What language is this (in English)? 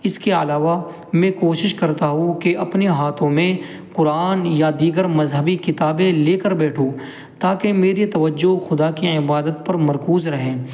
Urdu